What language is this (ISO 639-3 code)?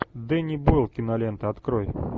rus